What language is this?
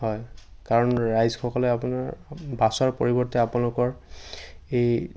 Assamese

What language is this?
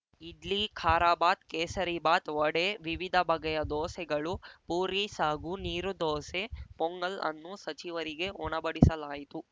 Kannada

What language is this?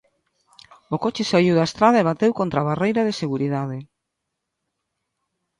Galician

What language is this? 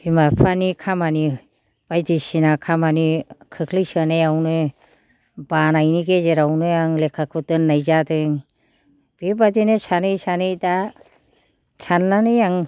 Bodo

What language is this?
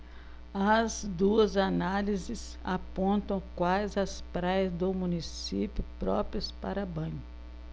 Portuguese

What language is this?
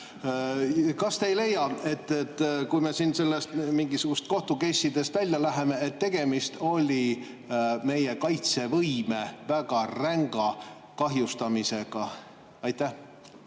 Estonian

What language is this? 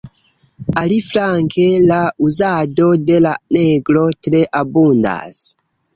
Esperanto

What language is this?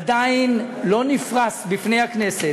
Hebrew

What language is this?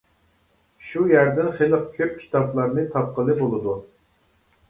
Uyghur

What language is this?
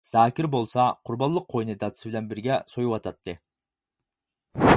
Uyghur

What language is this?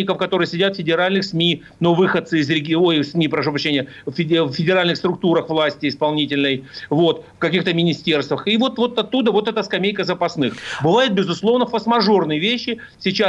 Russian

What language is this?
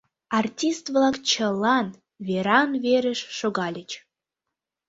Mari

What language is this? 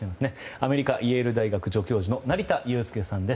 Japanese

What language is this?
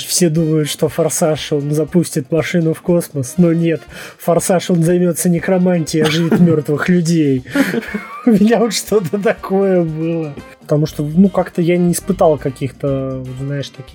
Russian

